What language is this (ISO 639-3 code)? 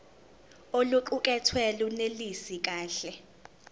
zul